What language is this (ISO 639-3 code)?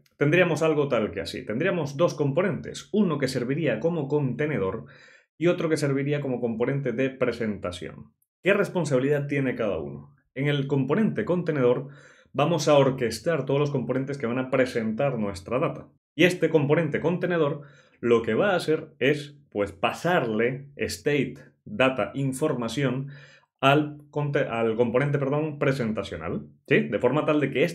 spa